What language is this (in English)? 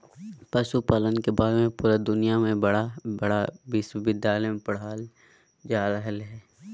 Magahi